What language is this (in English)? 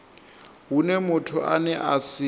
Venda